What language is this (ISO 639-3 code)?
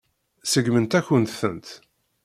kab